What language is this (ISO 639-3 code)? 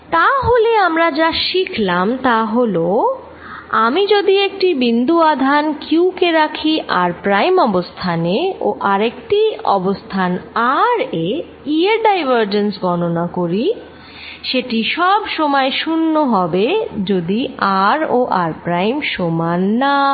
ben